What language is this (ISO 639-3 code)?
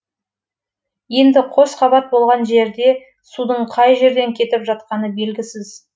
kaz